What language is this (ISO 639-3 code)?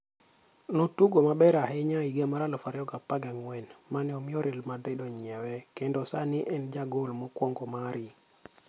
luo